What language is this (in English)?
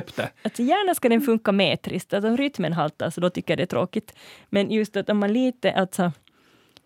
Swedish